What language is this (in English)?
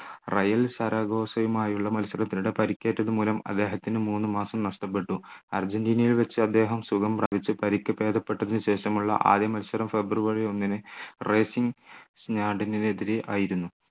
Malayalam